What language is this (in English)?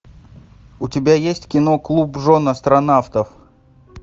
Russian